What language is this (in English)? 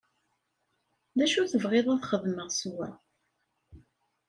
Kabyle